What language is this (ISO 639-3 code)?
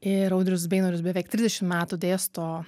lit